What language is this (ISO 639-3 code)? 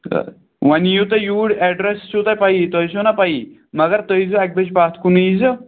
kas